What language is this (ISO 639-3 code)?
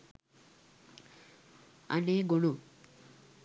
sin